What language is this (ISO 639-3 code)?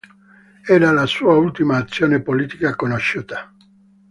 ita